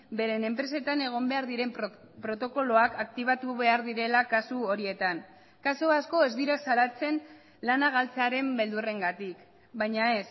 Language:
Basque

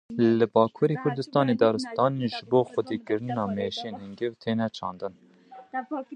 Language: Kurdish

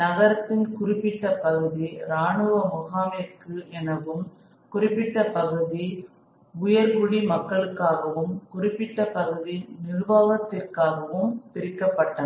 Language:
Tamil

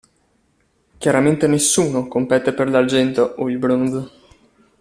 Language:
Italian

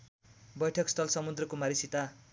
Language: Nepali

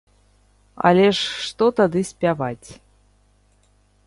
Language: Belarusian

